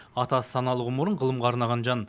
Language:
Kazakh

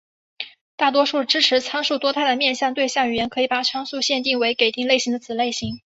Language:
Chinese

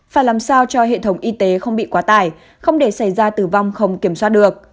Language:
Vietnamese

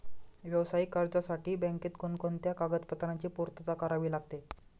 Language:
Marathi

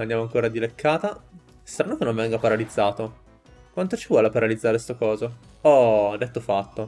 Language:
Italian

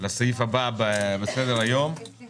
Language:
Hebrew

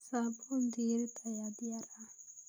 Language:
Somali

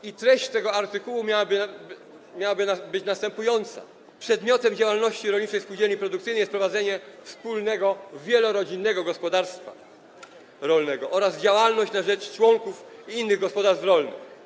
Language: Polish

